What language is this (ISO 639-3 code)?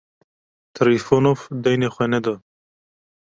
kur